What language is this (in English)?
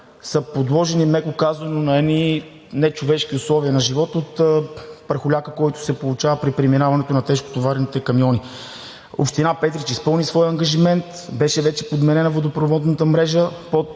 Bulgarian